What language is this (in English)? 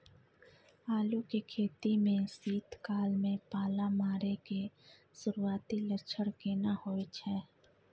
Maithili